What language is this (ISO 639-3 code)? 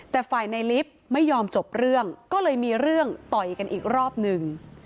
tha